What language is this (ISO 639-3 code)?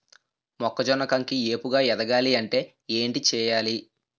tel